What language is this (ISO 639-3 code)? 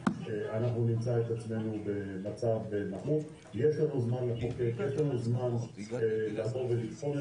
heb